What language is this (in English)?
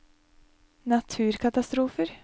Norwegian